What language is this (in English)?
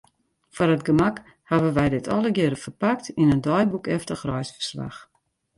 Western Frisian